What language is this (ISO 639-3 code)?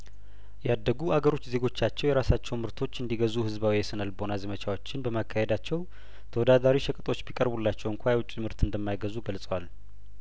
amh